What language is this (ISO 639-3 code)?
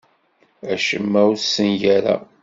kab